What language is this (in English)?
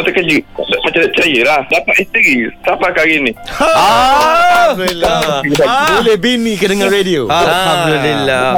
Malay